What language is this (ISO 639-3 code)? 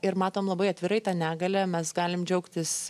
lit